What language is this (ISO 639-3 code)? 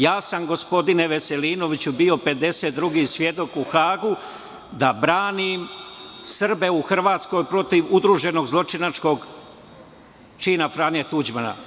srp